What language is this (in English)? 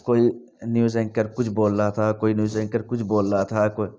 Urdu